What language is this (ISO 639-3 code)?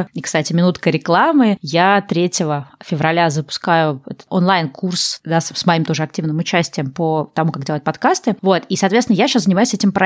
rus